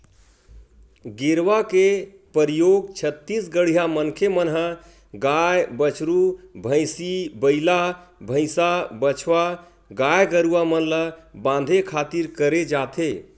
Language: Chhattisgarhi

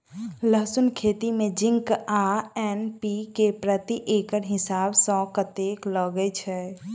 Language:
Maithili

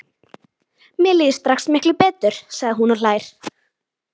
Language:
Icelandic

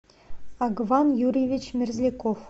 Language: Russian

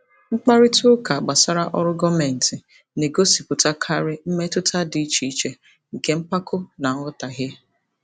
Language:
Igbo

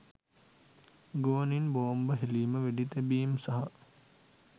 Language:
Sinhala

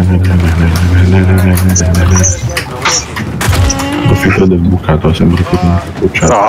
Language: Italian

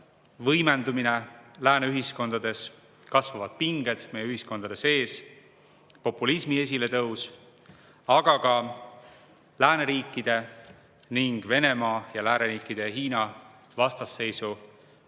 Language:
Estonian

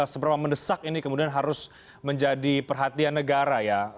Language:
Indonesian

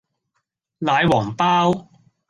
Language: Cantonese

